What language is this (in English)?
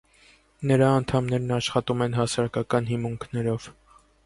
Armenian